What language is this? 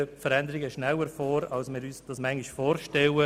Swiss German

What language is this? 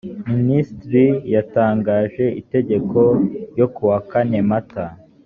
Kinyarwanda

